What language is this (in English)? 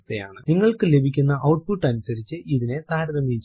Malayalam